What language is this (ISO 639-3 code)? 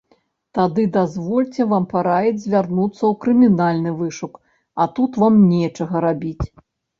bel